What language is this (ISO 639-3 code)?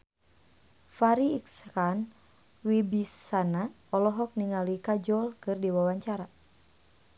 sun